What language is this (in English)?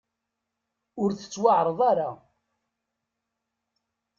Kabyle